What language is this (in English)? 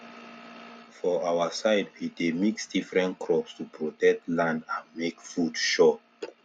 Nigerian Pidgin